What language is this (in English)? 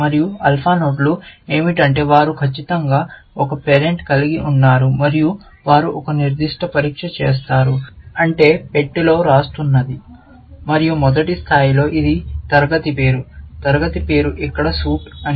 Telugu